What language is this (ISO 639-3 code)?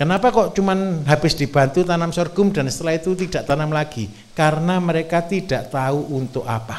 ind